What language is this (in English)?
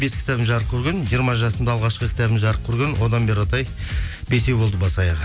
Kazakh